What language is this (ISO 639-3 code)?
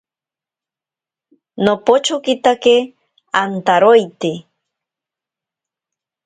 prq